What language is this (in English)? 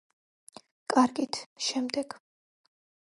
Georgian